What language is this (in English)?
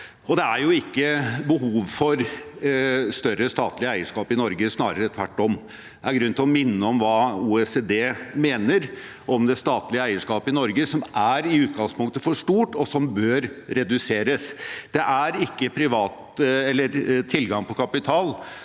Norwegian